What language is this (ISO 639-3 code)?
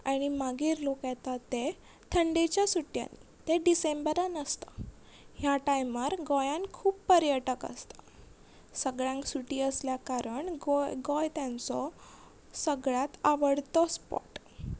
kok